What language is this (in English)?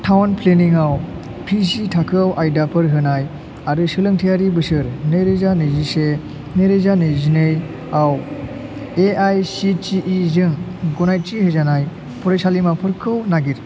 Bodo